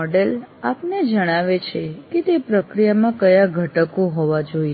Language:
Gujarati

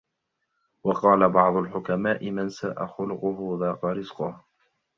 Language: Arabic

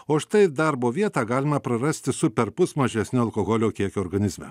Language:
Lithuanian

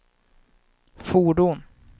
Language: Swedish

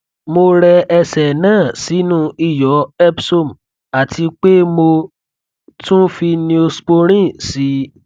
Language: Yoruba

